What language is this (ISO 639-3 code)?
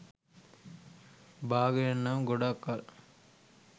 sin